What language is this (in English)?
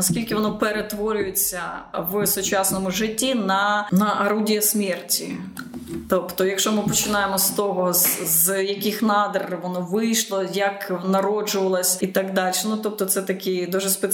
Ukrainian